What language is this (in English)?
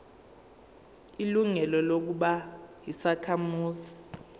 Zulu